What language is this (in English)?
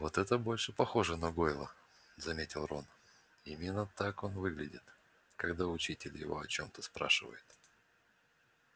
Russian